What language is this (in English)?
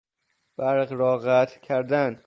Persian